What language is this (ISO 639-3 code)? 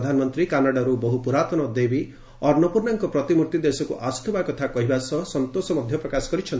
ori